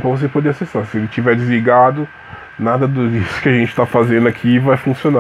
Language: Portuguese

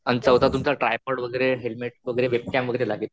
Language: Marathi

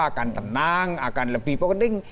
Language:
Indonesian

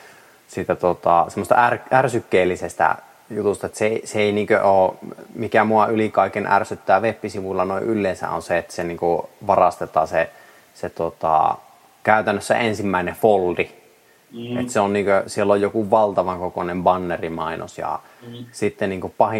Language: Finnish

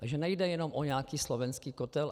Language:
Czech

